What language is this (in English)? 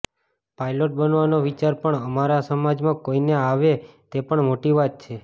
Gujarati